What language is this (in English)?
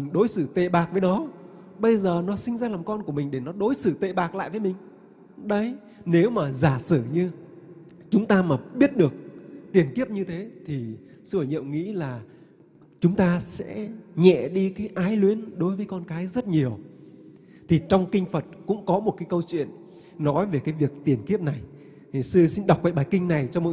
Vietnamese